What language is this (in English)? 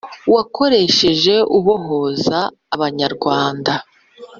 Kinyarwanda